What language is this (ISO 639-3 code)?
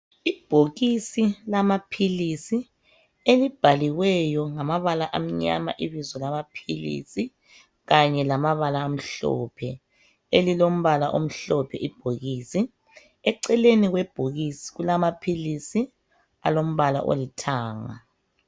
nde